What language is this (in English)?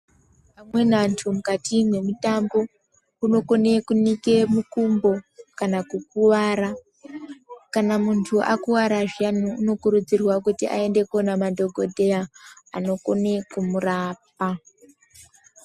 Ndau